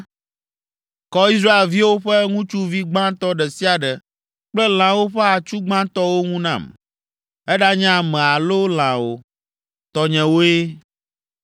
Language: Ewe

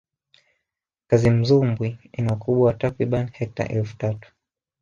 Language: Swahili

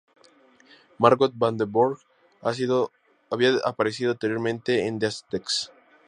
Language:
Spanish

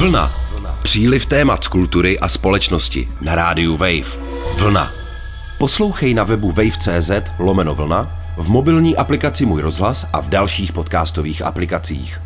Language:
Czech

